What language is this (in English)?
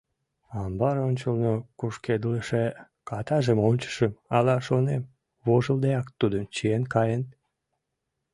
Mari